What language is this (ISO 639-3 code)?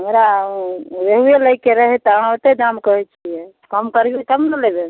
mai